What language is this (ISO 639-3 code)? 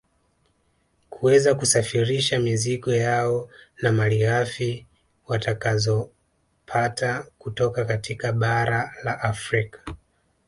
swa